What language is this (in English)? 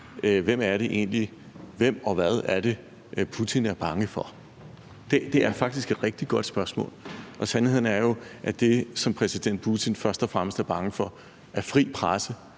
Danish